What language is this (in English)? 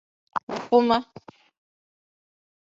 Igbo